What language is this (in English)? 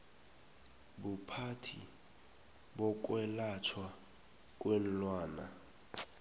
South Ndebele